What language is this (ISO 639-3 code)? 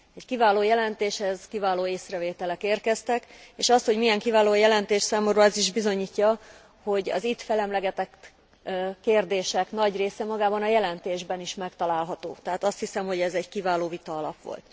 hun